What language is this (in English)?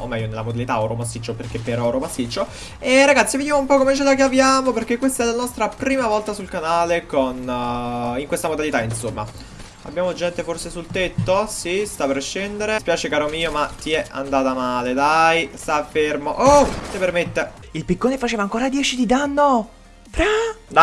Italian